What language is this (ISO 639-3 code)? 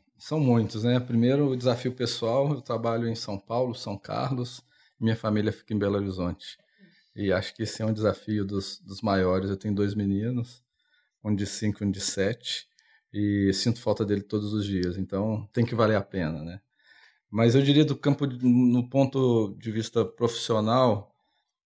por